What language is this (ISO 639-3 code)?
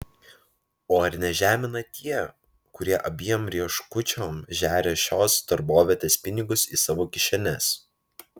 lit